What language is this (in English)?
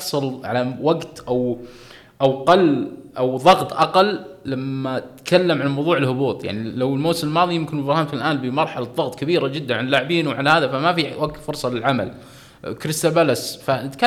Arabic